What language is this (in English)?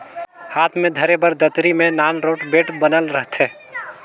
Chhattisgarhi